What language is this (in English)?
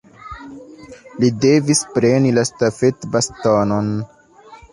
Esperanto